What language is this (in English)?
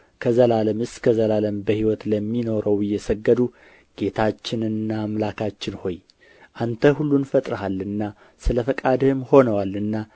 Amharic